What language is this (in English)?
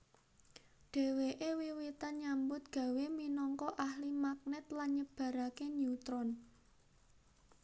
Javanese